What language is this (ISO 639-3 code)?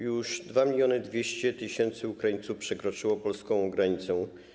pol